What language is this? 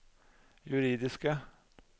Norwegian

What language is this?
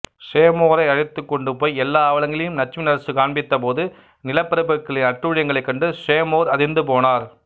Tamil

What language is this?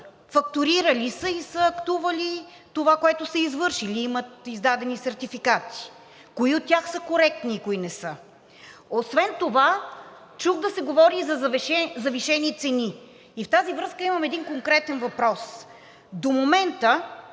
Bulgarian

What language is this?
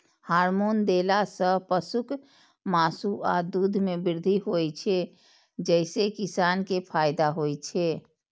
Maithili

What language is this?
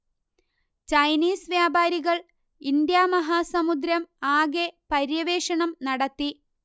Malayalam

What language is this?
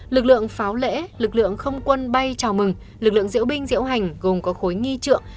Vietnamese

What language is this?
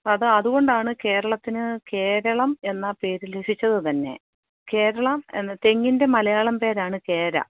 Malayalam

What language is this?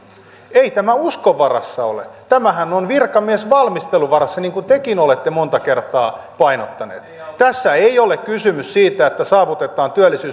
Finnish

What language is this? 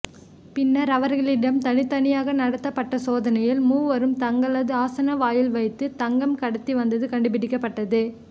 Tamil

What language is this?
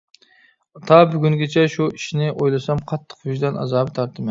Uyghur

